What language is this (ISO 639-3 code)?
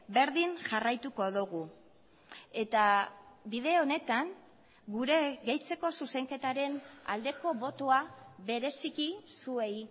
eus